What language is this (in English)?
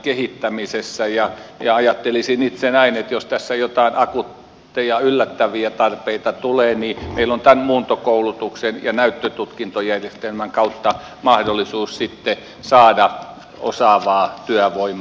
Finnish